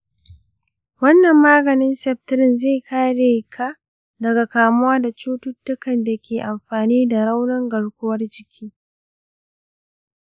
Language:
Hausa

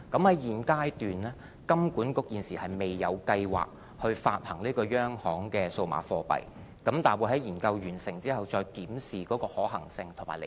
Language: Cantonese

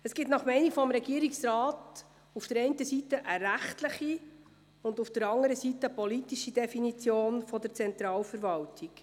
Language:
Swiss German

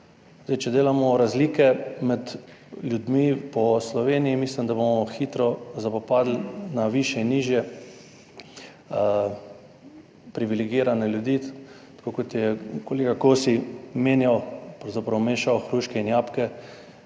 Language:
Slovenian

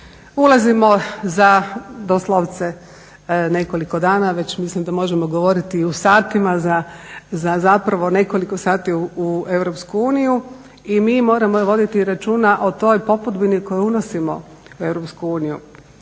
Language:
Croatian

